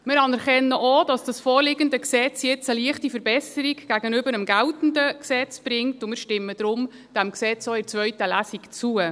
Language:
Swiss German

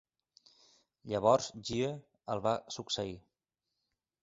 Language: Catalan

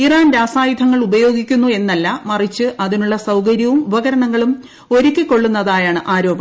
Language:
Malayalam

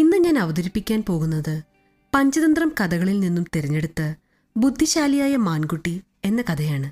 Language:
Malayalam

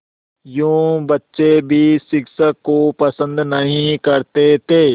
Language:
Hindi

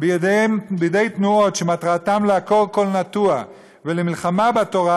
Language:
Hebrew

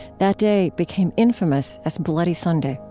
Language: English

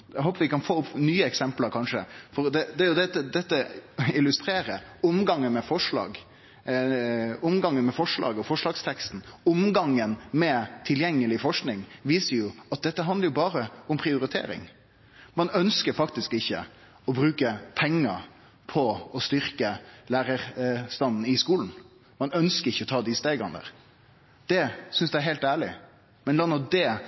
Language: Norwegian Nynorsk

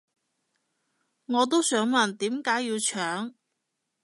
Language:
Cantonese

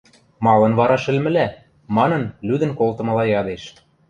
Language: Western Mari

